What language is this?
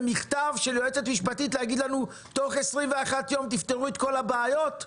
Hebrew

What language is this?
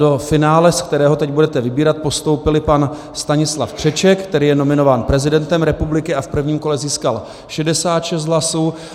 Czech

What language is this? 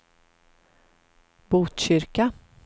Swedish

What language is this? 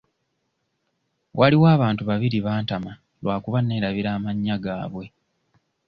Ganda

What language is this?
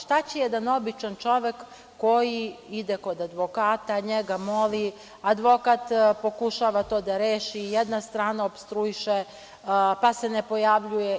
Serbian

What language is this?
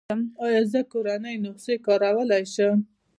Pashto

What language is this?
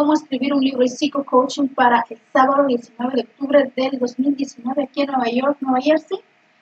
Spanish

